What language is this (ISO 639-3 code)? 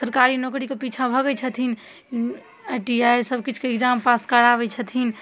mai